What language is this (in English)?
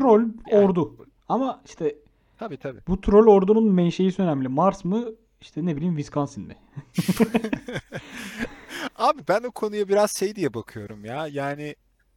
Turkish